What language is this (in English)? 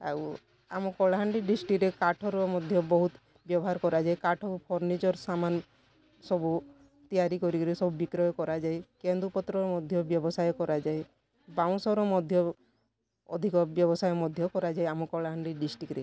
Odia